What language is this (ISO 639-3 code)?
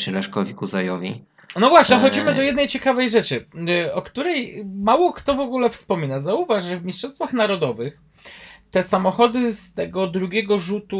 pol